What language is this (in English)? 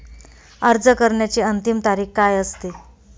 Marathi